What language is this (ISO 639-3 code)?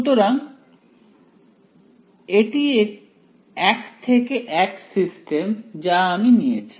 ben